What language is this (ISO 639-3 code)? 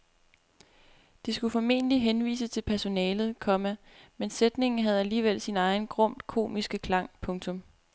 dan